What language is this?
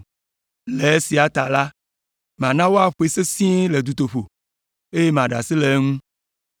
Ewe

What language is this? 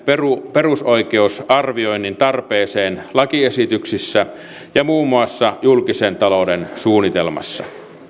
Finnish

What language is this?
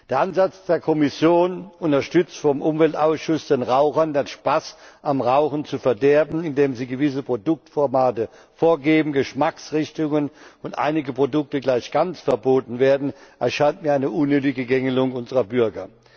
German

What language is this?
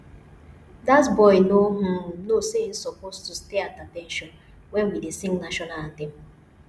Nigerian Pidgin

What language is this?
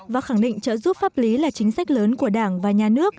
Vietnamese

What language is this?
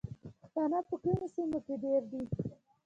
Pashto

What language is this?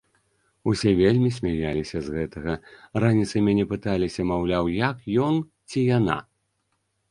Belarusian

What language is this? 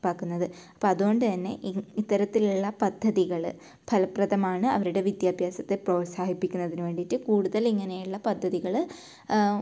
Malayalam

